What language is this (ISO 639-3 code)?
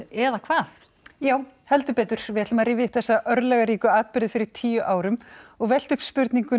isl